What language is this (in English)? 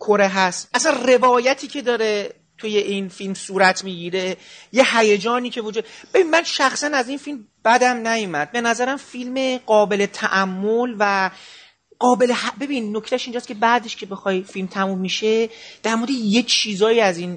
Persian